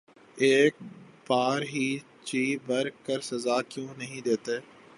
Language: Urdu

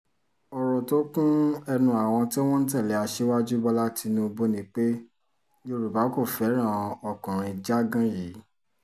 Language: Yoruba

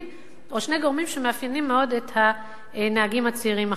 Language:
Hebrew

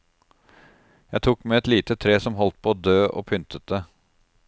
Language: Norwegian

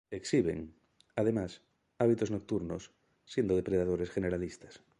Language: Spanish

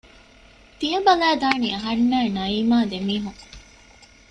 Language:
Divehi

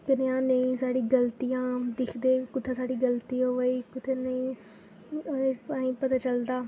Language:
Dogri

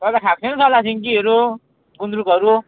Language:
Nepali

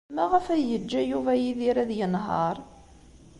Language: Kabyle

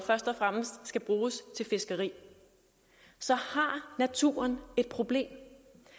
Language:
Danish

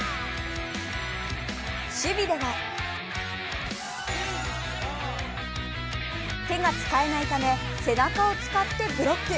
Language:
Japanese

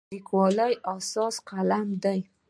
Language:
Pashto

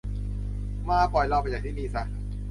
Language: Thai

